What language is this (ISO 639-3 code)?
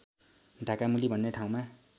nep